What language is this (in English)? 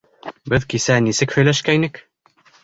Bashkir